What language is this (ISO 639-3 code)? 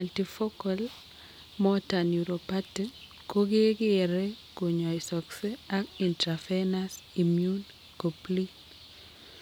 kln